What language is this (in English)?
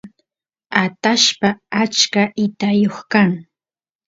Santiago del Estero Quichua